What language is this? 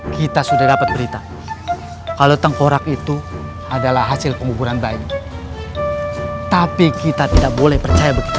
Indonesian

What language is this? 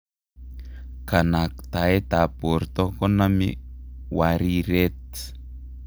Kalenjin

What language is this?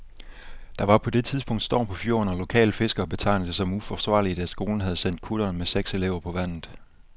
Danish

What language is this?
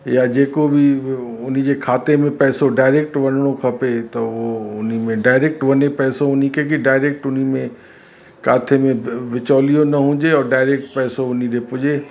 Sindhi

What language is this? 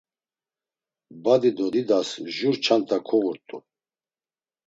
Laz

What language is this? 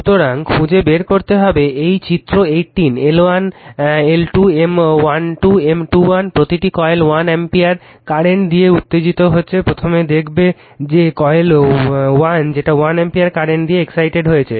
Bangla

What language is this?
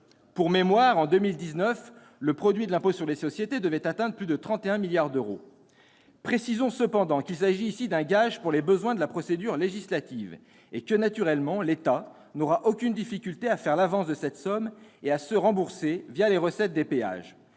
French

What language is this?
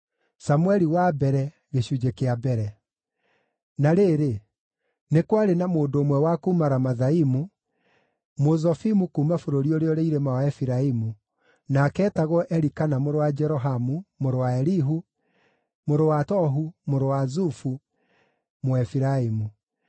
Kikuyu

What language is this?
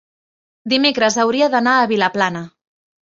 Catalan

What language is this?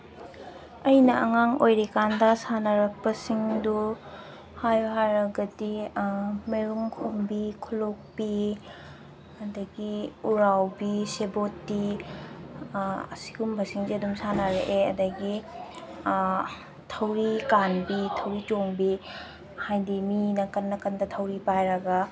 Manipuri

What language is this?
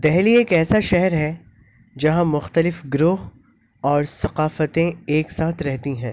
Urdu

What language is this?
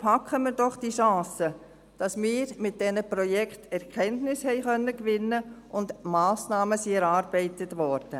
Swiss German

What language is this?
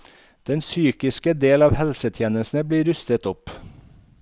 Norwegian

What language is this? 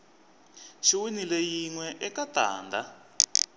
Tsonga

